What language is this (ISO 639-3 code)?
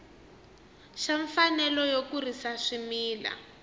tso